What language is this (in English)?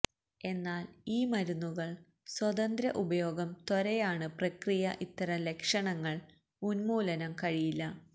Malayalam